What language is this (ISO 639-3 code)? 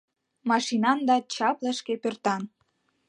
chm